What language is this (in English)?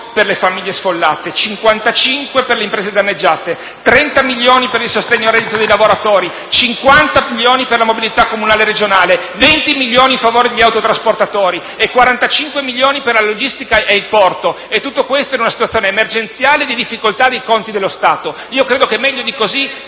Italian